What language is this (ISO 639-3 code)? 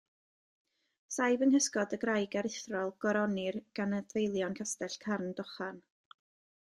cym